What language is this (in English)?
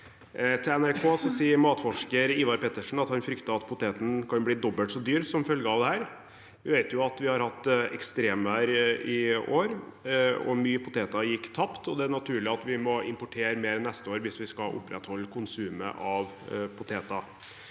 Norwegian